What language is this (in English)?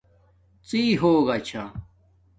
Domaaki